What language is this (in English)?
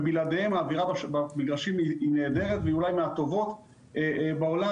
Hebrew